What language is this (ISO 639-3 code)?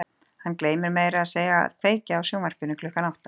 isl